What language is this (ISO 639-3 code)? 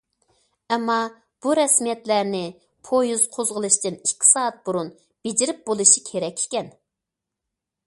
uig